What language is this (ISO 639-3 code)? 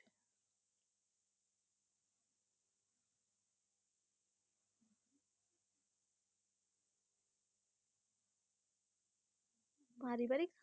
ben